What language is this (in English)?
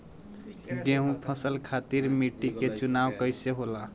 Bhojpuri